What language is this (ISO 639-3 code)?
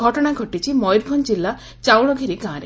ori